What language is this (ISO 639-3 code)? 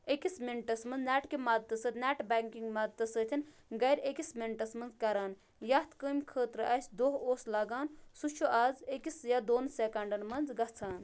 kas